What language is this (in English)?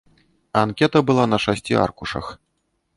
Belarusian